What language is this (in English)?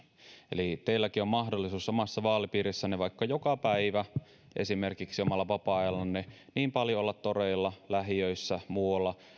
Finnish